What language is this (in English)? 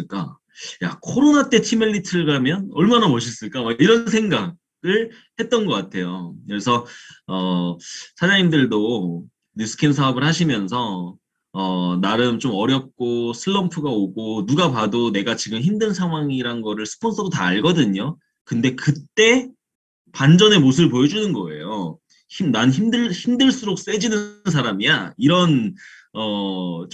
Korean